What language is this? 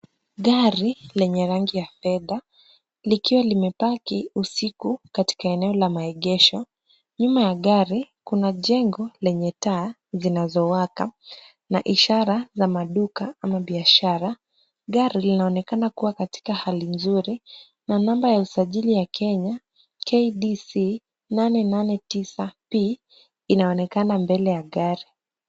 Swahili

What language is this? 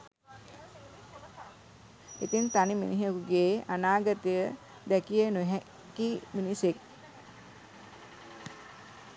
Sinhala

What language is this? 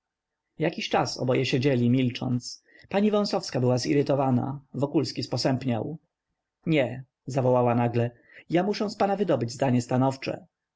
Polish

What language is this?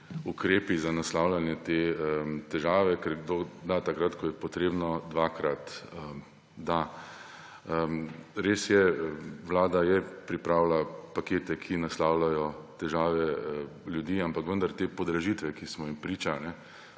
Slovenian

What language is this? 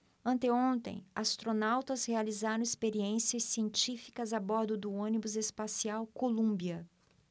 Portuguese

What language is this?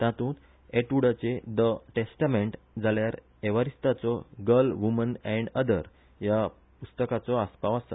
Konkani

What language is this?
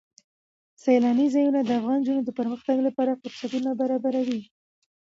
Pashto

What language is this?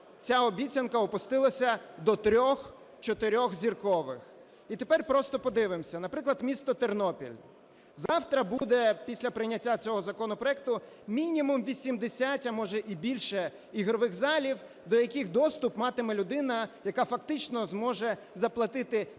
Ukrainian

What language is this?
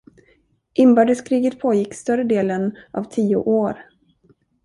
Swedish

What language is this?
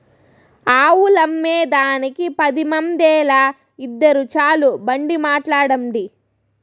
Telugu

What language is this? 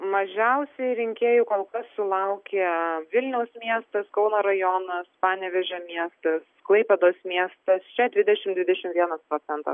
Lithuanian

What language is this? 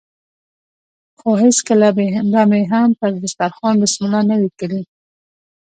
Pashto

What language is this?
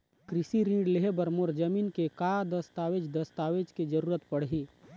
Chhattisgarhi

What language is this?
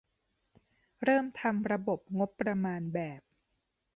Thai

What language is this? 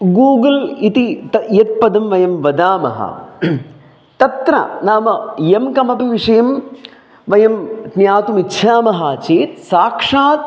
Sanskrit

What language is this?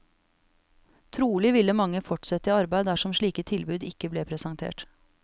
Norwegian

